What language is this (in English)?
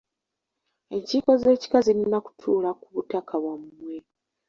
Ganda